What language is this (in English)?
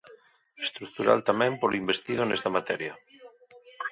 Galician